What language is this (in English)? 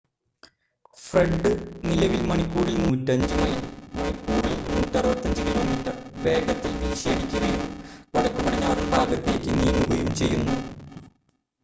Malayalam